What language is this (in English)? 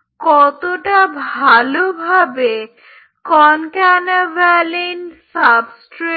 Bangla